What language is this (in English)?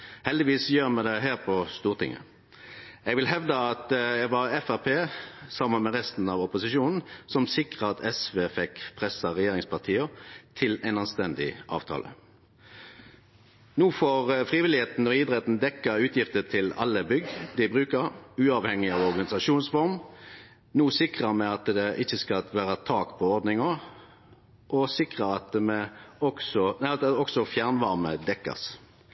Norwegian Nynorsk